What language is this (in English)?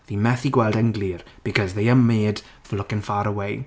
Welsh